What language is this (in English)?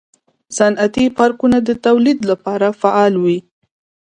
Pashto